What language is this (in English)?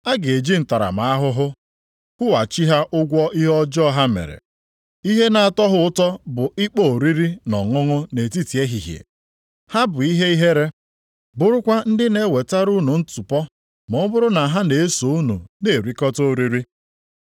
Igbo